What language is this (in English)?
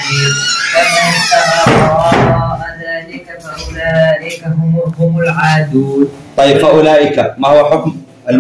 Arabic